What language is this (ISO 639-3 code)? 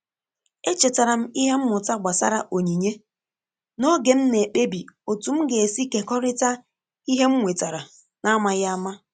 ibo